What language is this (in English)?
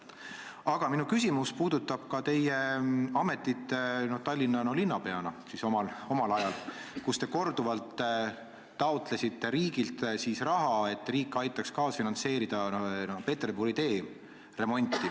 Estonian